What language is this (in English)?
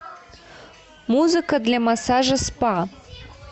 Russian